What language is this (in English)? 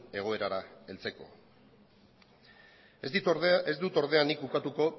Basque